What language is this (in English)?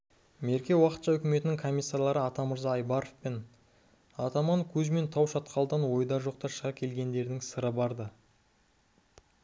Kazakh